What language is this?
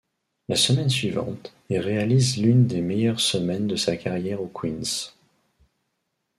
French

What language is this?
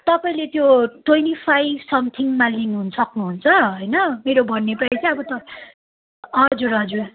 Nepali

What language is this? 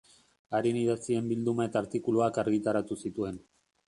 Basque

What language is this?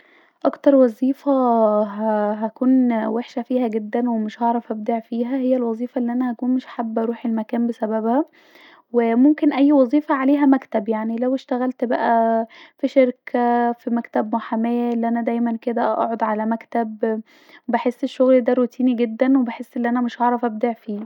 Egyptian Arabic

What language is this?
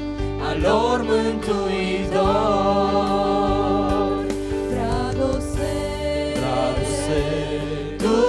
Romanian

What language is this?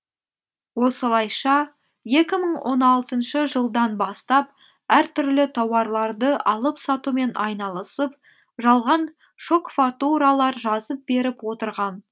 Kazakh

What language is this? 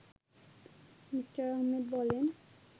Bangla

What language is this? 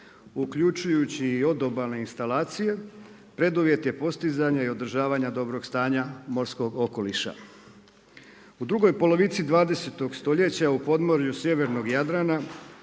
Croatian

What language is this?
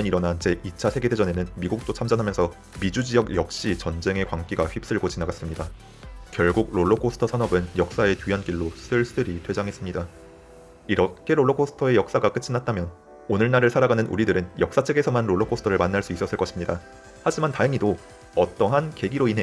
Korean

